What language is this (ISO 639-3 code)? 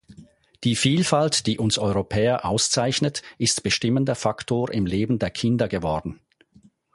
deu